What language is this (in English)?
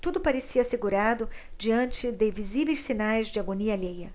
Portuguese